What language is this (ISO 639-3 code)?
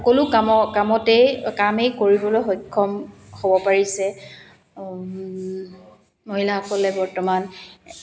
asm